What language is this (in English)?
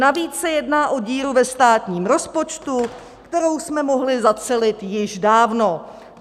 Czech